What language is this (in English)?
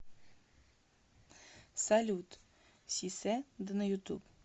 Russian